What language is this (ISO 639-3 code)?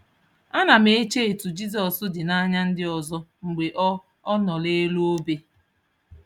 ibo